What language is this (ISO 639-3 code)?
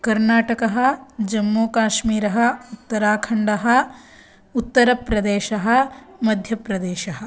san